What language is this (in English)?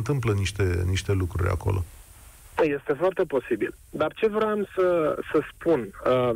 Romanian